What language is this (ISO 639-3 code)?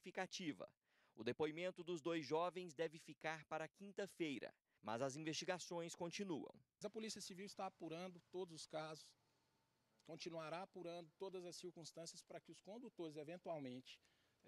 por